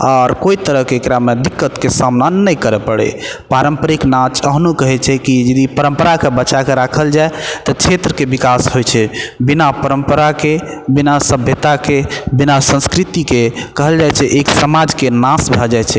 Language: Maithili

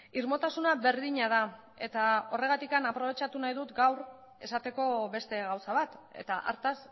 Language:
Basque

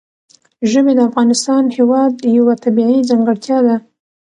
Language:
Pashto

